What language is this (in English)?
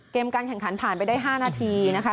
Thai